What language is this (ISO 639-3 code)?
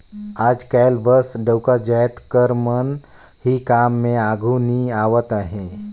hne